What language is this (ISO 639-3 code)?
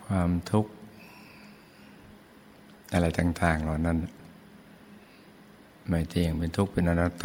tha